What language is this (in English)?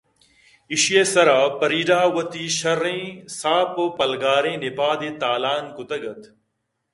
Eastern Balochi